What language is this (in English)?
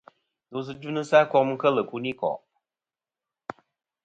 Kom